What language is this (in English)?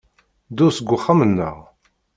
Kabyle